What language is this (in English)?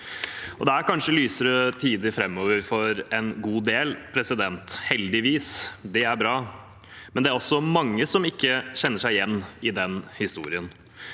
Norwegian